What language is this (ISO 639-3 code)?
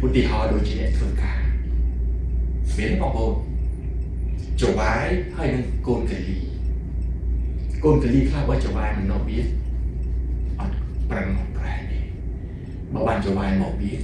tha